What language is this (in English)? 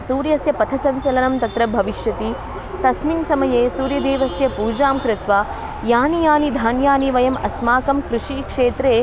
Sanskrit